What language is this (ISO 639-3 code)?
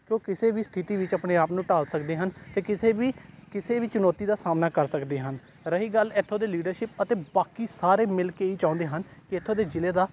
pan